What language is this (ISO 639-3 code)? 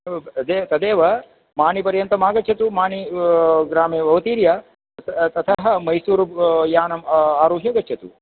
san